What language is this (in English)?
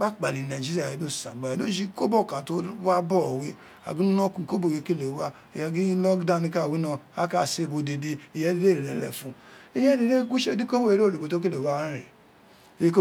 Isekiri